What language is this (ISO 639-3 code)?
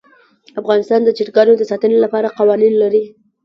pus